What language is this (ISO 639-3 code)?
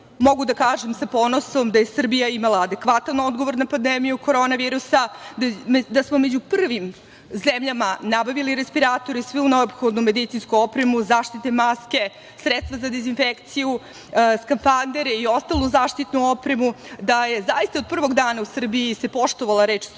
srp